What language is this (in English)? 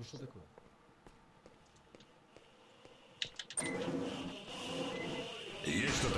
Russian